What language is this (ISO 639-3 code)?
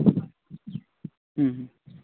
sat